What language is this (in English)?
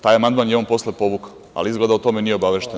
Serbian